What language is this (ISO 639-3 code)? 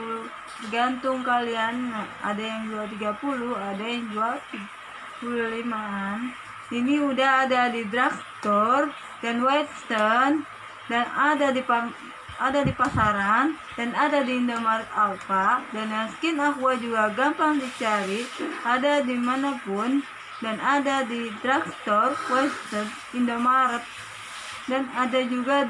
ind